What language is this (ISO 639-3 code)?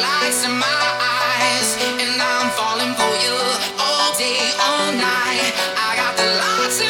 eng